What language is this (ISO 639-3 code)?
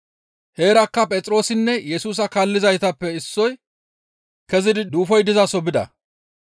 gmv